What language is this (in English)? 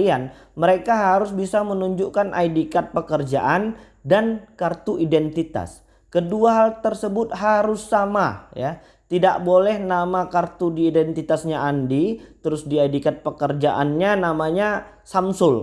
Indonesian